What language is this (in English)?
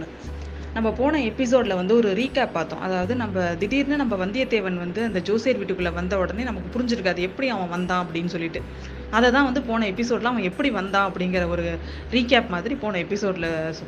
Tamil